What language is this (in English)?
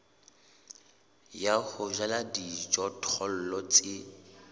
Southern Sotho